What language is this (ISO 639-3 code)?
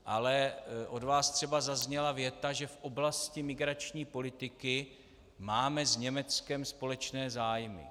ces